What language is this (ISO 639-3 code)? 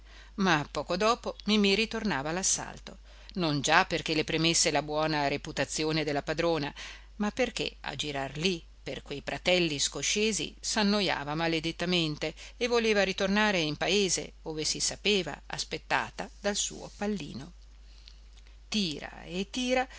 ita